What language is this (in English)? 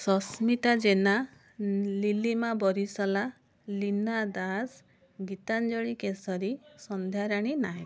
Odia